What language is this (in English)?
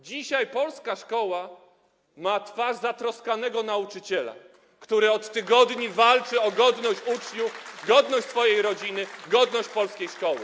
Polish